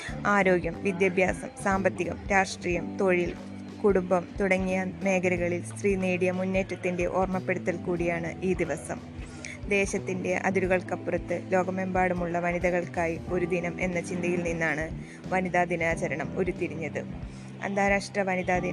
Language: Malayalam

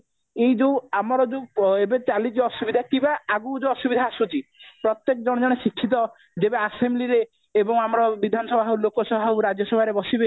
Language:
Odia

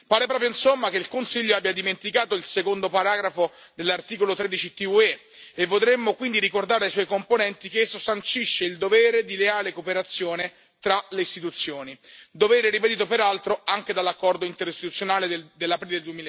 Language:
Italian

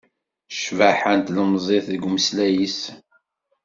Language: Kabyle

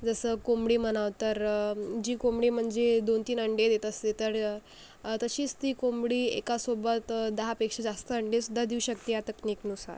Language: Marathi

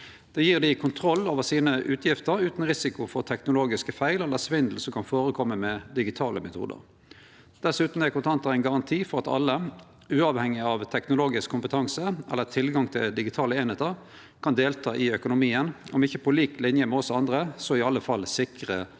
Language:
Norwegian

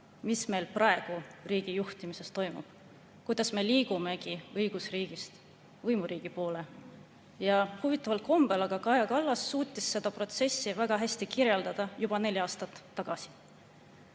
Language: Estonian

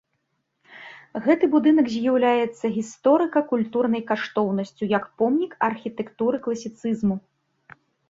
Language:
Belarusian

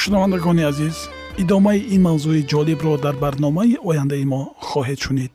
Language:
Persian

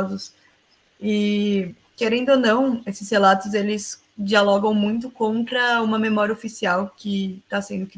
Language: Portuguese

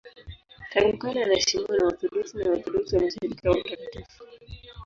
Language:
Swahili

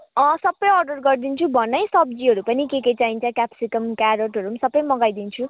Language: Nepali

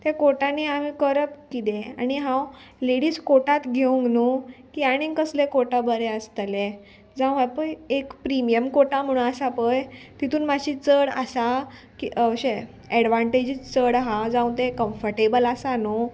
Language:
Konkani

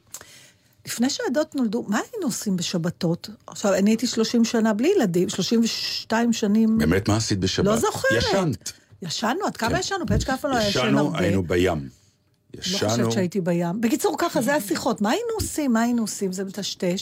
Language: Hebrew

